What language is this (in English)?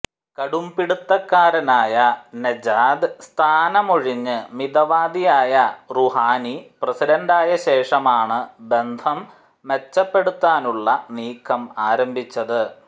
Malayalam